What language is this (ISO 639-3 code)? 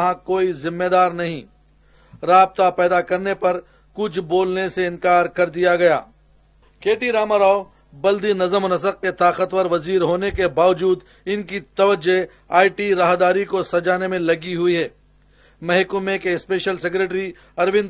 hin